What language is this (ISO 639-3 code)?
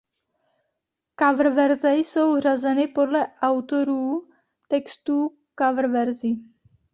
ces